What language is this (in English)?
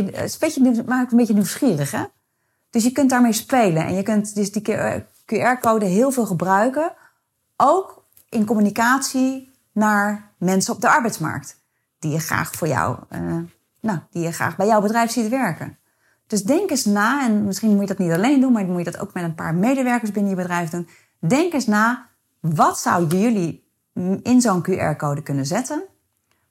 Dutch